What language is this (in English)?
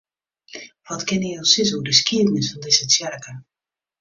Western Frisian